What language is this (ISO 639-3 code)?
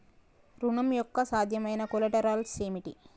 tel